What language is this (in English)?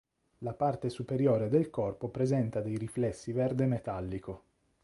Italian